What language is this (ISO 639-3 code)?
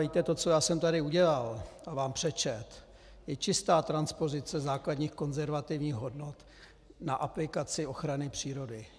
ces